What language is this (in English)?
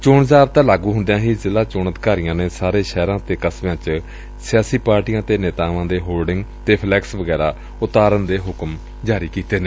Punjabi